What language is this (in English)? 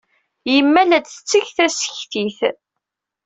Kabyle